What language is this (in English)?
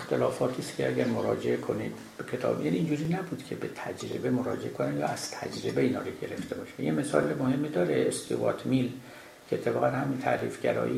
Persian